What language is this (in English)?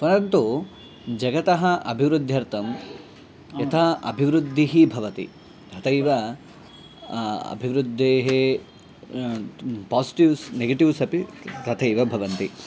Sanskrit